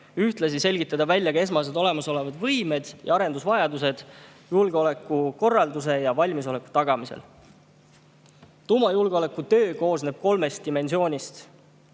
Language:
Estonian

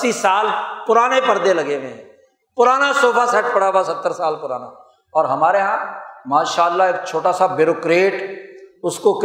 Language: Urdu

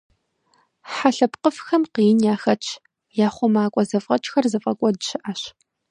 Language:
Kabardian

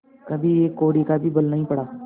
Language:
Hindi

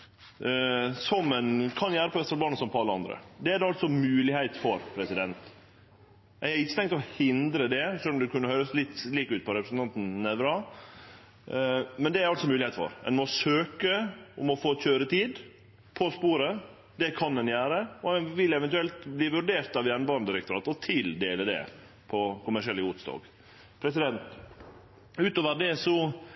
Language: Norwegian Nynorsk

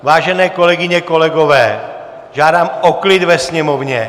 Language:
Czech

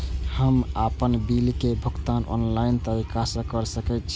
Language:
Maithili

